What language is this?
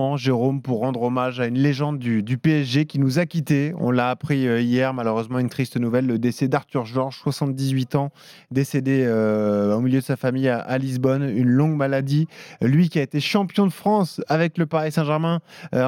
French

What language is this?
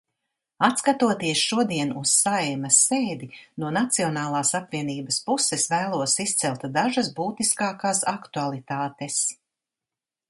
Latvian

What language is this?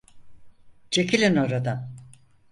Turkish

